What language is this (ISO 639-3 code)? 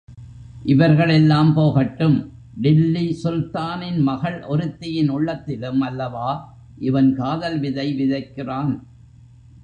tam